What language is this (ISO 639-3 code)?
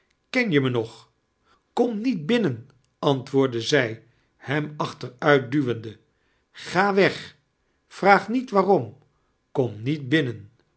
nld